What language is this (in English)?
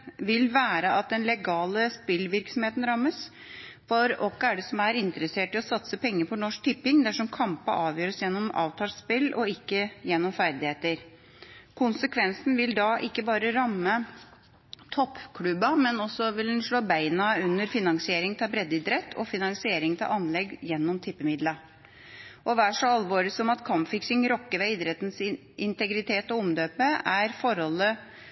Norwegian Bokmål